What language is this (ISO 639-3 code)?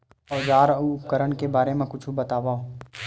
hne